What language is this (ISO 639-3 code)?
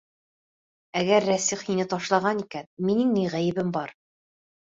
bak